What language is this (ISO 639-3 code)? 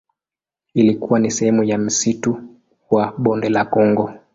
swa